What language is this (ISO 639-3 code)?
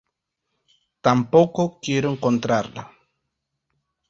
spa